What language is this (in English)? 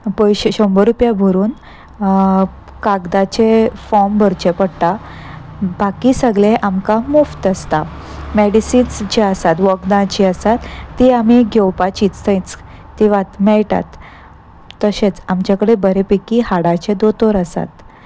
Konkani